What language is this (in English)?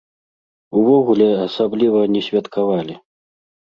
Belarusian